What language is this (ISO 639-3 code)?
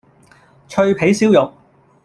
yue